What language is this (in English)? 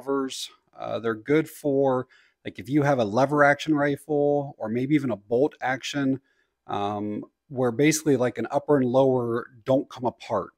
English